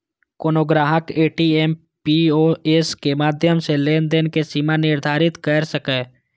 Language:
Maithili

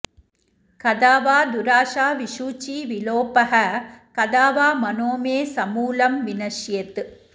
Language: Sanskrit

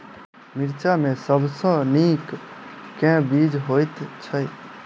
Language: Maithili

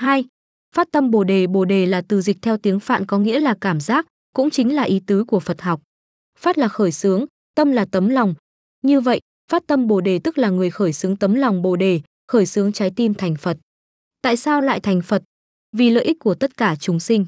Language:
Vietnamese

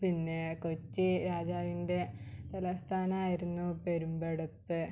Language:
Malayalam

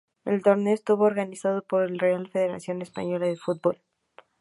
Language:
Spanish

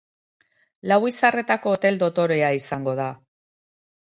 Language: Basque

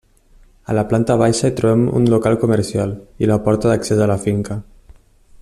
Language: Catalan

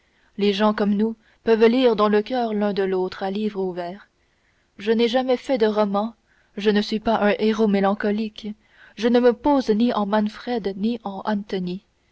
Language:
French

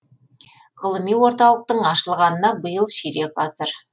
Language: Kazakh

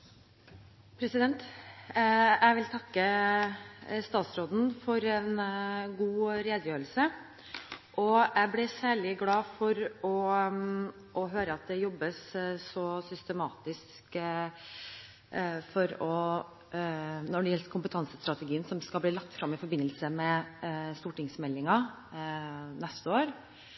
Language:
Norwegian Bokmål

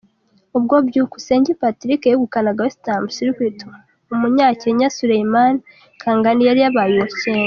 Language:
Kinyarwanda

